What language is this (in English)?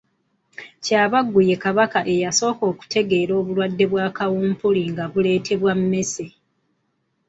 Ganda